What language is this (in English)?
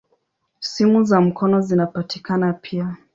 Swahili